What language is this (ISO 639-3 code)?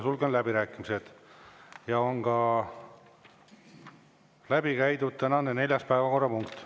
est